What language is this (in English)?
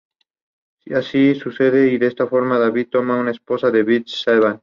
Spanish